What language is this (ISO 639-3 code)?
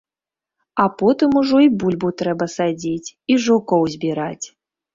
bel